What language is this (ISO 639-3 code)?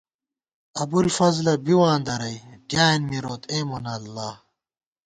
gwt